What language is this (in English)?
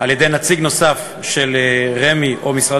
Hebrew